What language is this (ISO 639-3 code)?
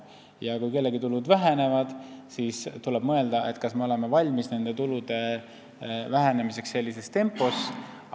est